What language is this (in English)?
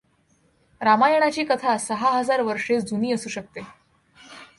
Marathi